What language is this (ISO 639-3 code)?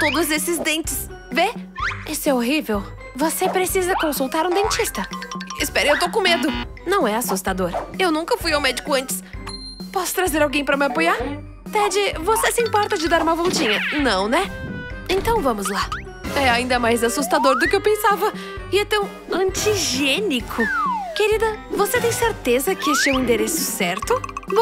por